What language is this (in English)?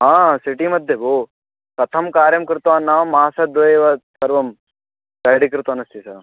Sanskrit